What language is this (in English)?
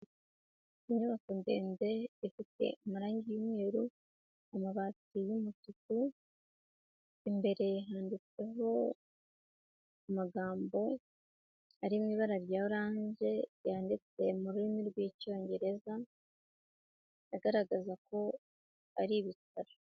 Kinyarwanda